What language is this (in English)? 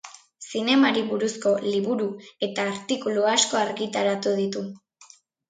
Basque